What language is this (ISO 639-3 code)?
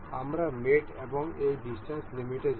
ben